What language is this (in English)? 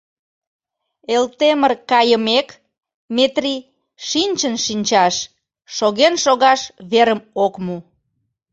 Mari